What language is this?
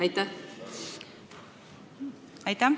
Estonian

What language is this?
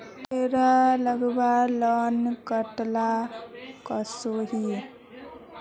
Magahi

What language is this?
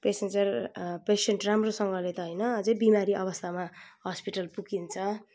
Nepali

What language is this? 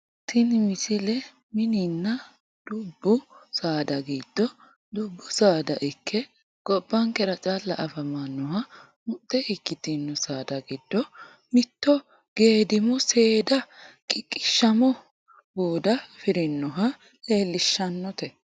Sidamo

